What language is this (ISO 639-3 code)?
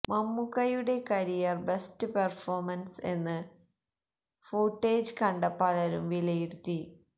mal